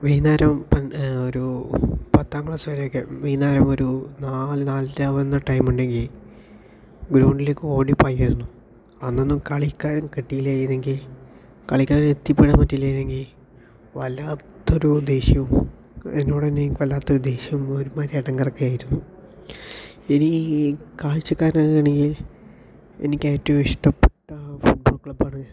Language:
Malayalam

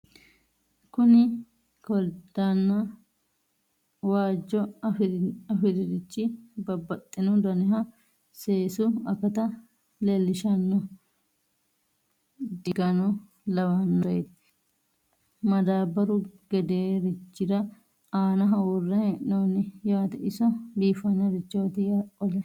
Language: Sidamo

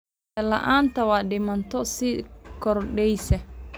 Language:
Somali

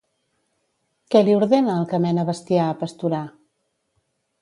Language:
Catalan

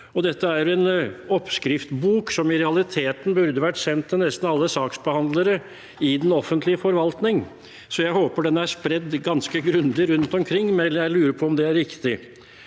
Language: Norwegian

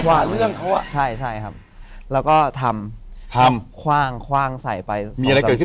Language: Thai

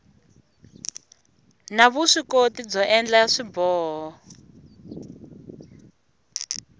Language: Tsonga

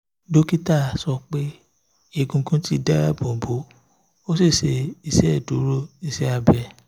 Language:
Yoruba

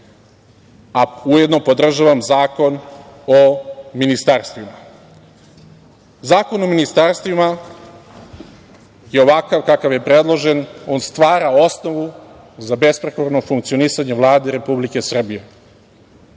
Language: Serbian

